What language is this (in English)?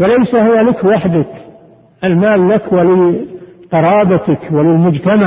Arabic